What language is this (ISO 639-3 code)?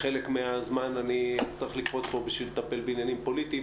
heb